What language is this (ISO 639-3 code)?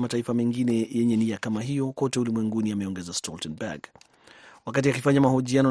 swa